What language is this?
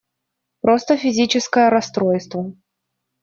Russian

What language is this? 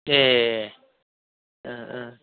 Bodo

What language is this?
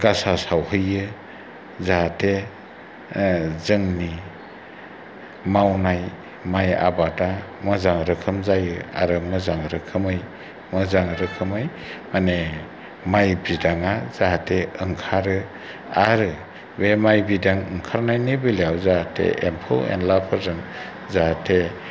Bodo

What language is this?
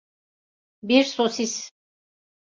Turkish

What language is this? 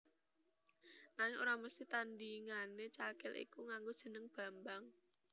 Javanese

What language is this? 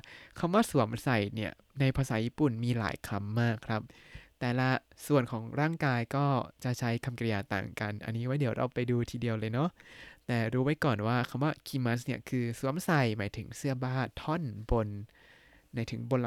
Thai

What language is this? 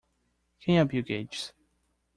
Portuguese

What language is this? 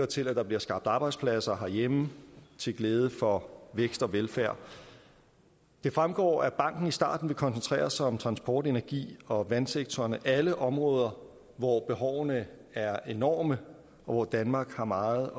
Danish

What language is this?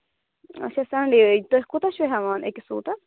Kashmiri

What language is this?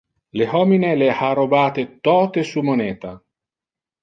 Interlingua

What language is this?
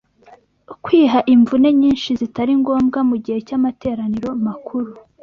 Kinyarwanda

